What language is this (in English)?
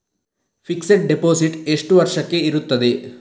Kannada